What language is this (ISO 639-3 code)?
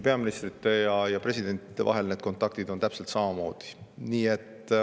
est